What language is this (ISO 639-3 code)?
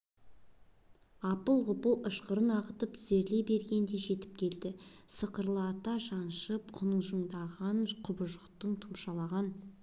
kaz